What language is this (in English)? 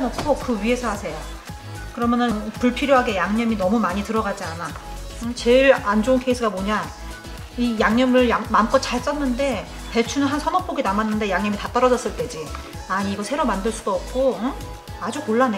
Korean